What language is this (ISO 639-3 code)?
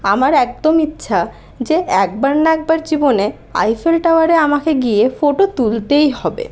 ben